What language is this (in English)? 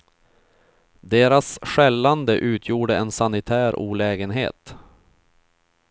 Swedish